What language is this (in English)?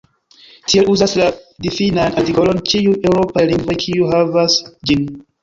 Esperanto